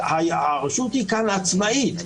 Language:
Hebrew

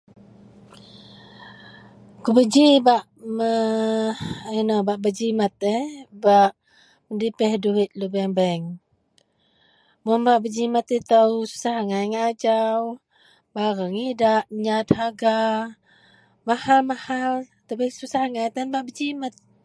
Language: Central Melanau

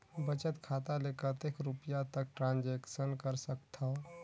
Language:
Chhattisgarhi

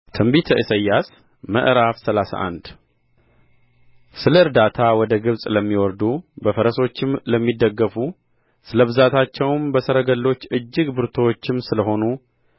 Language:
Amharic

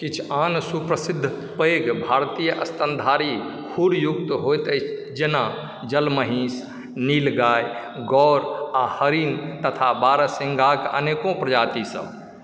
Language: Maithili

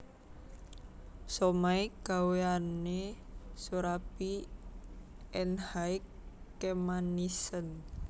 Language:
Javanese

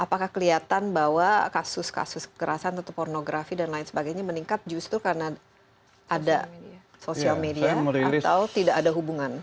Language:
Indonesian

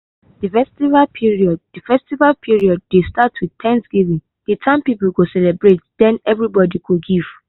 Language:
Nigerian Pidgin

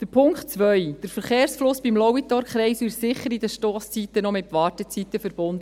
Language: Swiss German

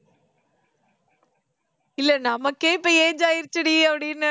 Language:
Tamil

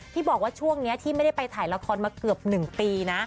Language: Thai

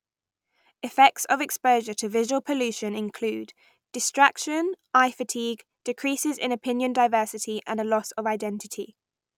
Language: English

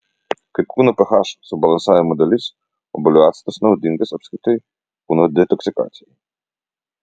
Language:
Lithuanian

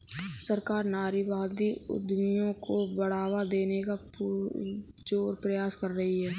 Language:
Hindi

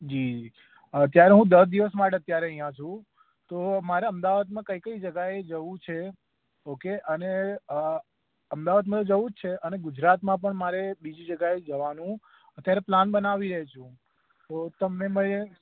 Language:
Gujarati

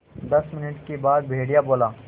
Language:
Hindi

